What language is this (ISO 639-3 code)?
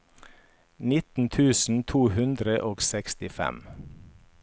nor